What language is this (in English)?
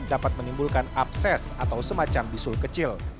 Indonesian